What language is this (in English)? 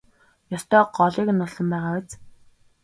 Mongolian